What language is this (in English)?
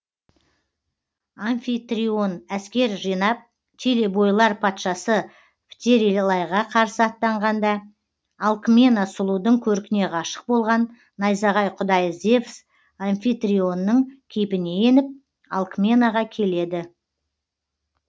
Kazakh